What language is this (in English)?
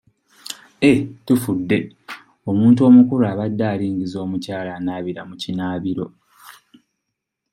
Ganda